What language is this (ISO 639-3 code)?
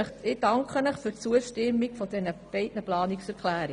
gsw